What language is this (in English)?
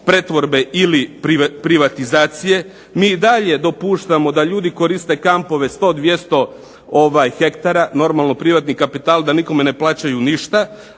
Croatian